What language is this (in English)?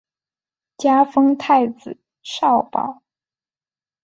Chinese